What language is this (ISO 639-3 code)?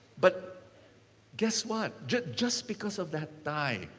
eng